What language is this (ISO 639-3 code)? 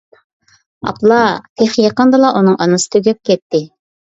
uig